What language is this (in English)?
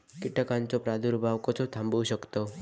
Marathi